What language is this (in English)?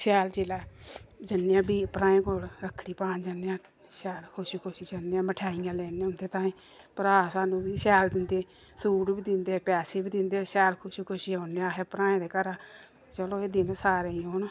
Dogri